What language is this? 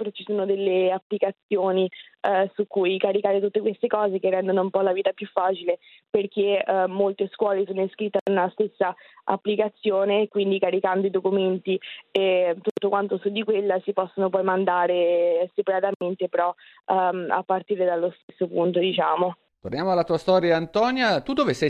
Italian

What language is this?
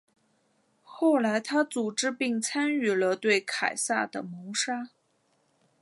Chinese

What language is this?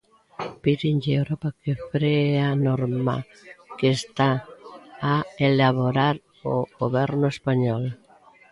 Galician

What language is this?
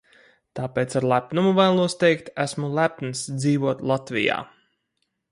Latvian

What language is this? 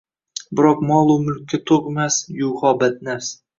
Uzbek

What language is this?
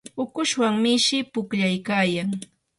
Yanahuanca Pasco Quechua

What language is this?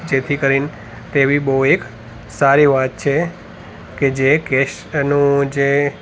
Gujarati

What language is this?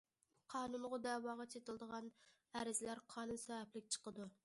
Uyghur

